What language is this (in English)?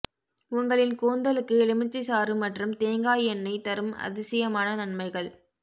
Tamil